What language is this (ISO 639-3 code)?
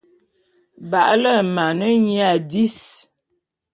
bum